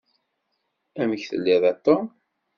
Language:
Kabyle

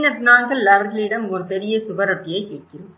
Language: Tamil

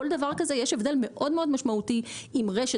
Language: Hebrew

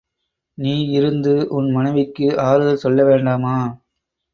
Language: Tamil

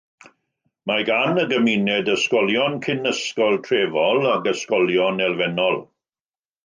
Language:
Welsh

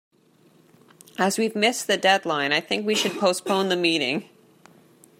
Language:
English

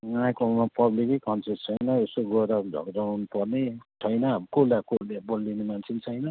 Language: Nepali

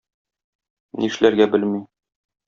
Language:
Tatar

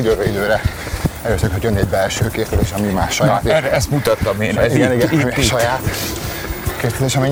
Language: Hungarian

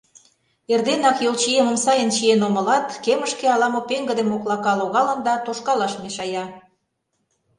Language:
Mari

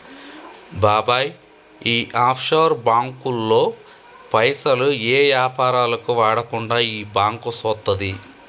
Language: Telugu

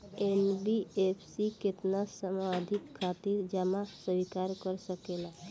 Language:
Bhojpuri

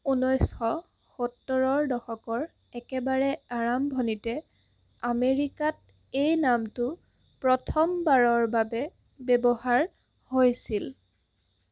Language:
Assamese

